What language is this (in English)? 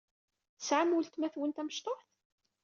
Kabyle